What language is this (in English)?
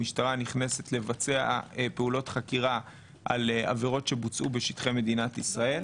Hebrew